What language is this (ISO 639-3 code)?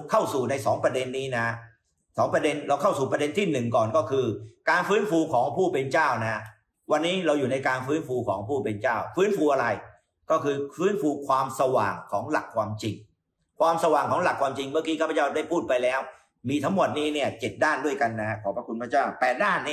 tha